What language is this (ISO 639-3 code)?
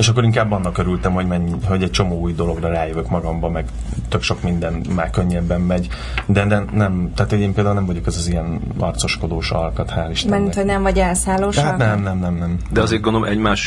hun